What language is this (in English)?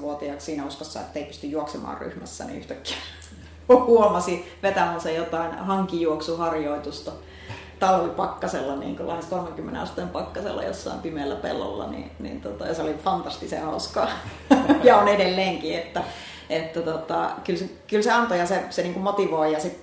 Finnish